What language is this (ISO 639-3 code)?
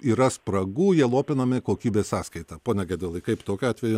lit